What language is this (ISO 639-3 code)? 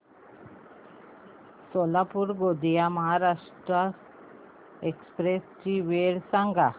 mar